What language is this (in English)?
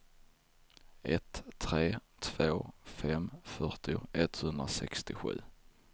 Swedish